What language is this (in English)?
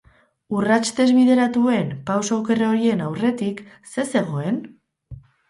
Basque